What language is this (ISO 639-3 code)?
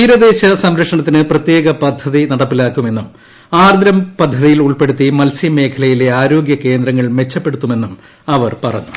mal